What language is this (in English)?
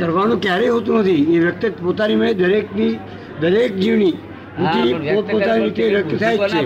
Gujarati